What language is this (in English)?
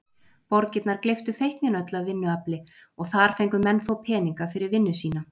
Icelandic